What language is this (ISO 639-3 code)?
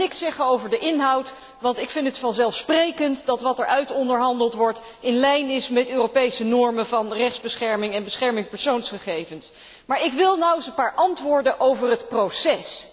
nld